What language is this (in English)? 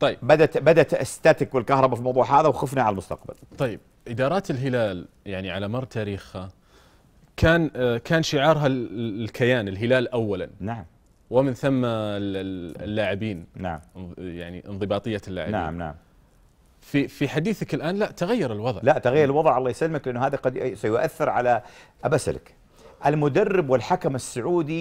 Arabic